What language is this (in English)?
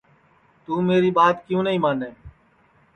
Sansi